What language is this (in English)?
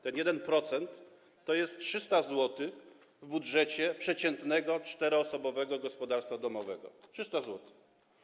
Polish